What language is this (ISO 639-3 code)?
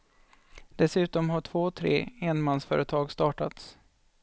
swe